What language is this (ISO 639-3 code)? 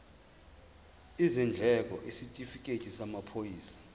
zul